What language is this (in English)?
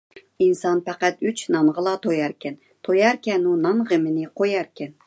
Uyghur